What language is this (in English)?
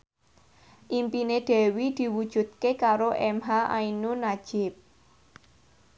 Javanese